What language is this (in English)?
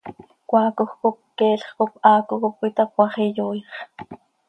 Seri